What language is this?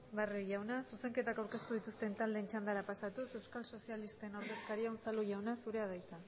Basque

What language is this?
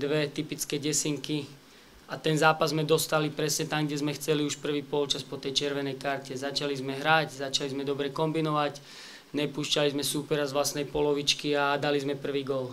Slovak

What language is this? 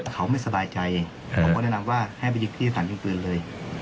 Thai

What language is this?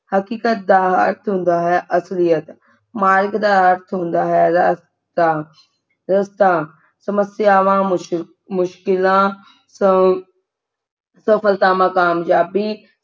Punjabi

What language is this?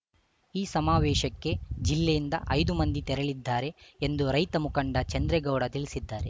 Kannada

